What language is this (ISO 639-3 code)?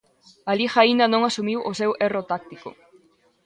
glg